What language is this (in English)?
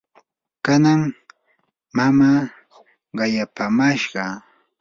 Yanahuanca Pasco Quechua